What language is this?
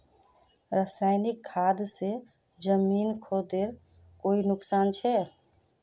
Magahi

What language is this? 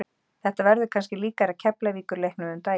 Icelandic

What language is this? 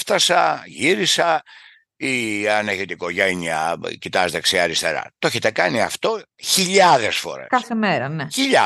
Greek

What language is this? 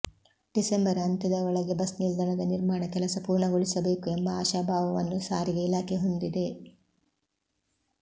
Kannada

